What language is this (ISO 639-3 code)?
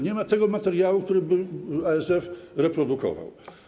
pol